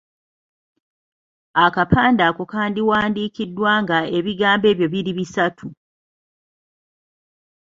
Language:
Ganda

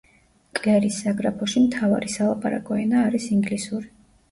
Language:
Georgian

